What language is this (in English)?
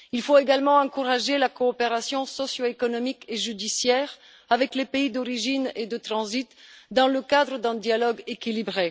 French